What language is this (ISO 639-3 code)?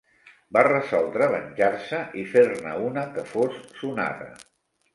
cat